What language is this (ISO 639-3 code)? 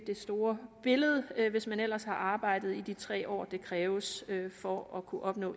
dan